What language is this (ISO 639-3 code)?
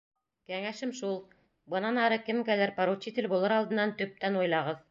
bak